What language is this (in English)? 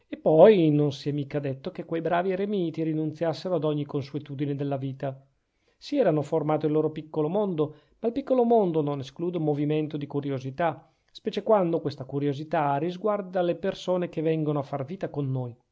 Italian